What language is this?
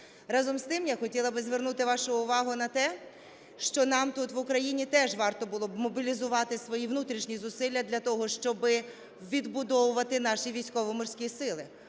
Ukrainian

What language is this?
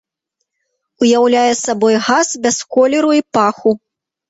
Belarusian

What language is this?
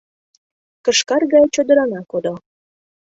Mari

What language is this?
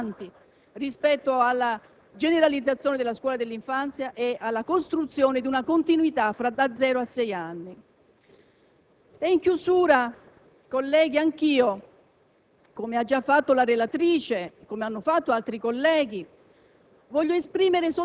Italian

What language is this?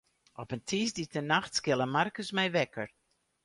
Western Frisian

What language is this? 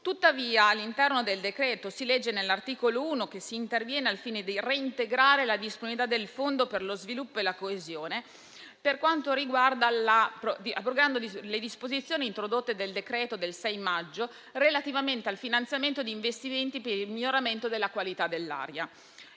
Italian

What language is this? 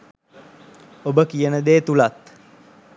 Sinhala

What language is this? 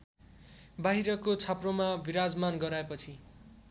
Nepali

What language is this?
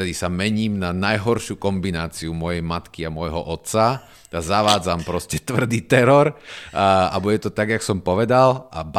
Slovak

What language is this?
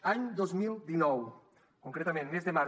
Catalan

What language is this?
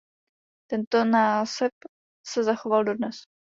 Czech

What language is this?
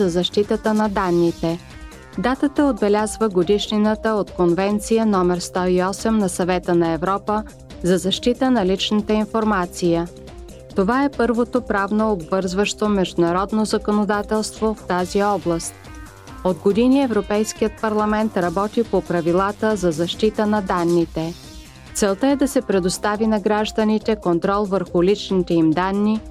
Bulgarian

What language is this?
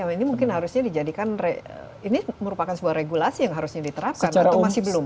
Indonesian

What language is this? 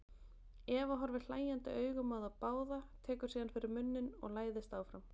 Icelandic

